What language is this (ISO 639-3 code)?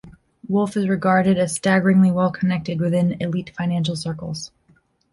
eng